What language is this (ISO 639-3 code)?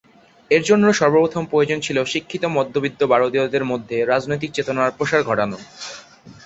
ben